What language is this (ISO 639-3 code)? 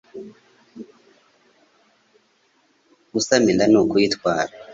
kin